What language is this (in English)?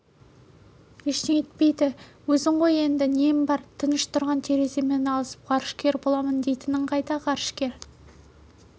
Kazakh